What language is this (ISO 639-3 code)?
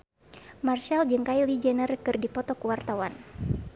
sun